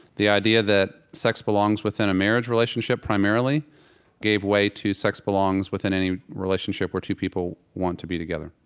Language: English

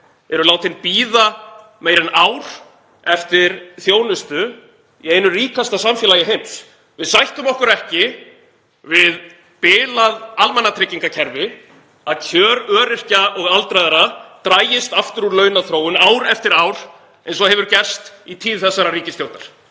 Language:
Icelandic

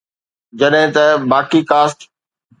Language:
Sindhi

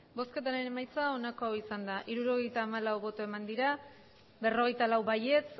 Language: Basque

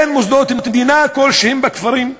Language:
Hebrew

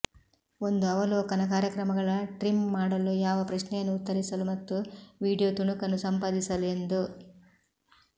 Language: Kannada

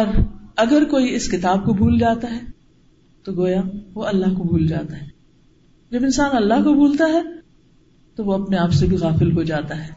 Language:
Urdu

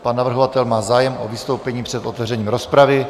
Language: Czech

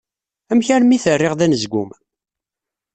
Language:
Kabyle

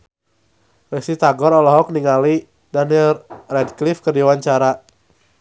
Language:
Sundanese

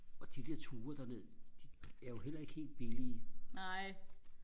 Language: Danish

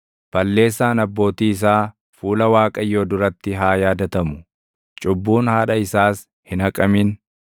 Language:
Oromo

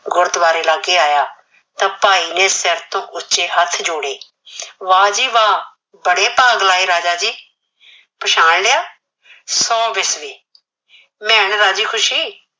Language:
Punjabi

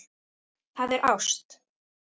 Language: Icelandic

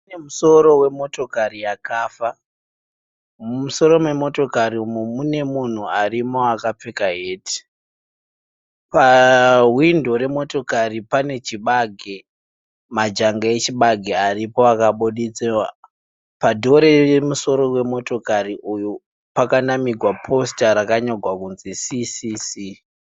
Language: Shona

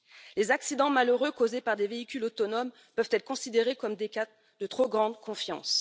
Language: French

